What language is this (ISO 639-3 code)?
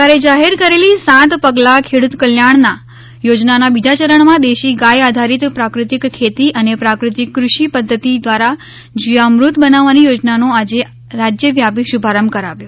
guj